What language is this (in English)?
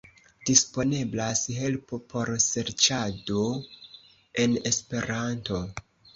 Esperanto